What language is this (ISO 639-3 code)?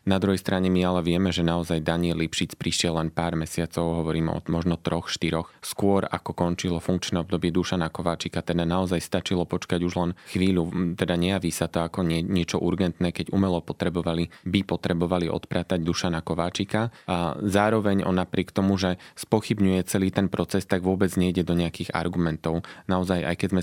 slk